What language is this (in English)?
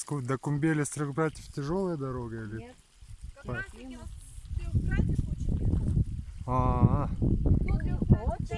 Russian